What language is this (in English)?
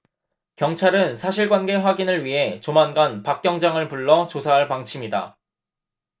Korean